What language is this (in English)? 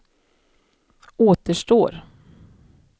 Swedish